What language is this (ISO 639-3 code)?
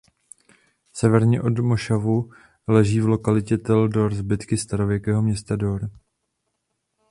ces